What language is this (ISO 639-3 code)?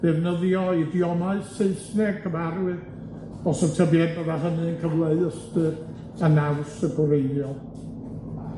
cym